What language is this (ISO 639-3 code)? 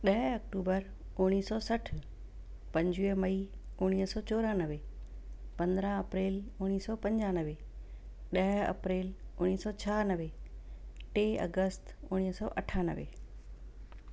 snd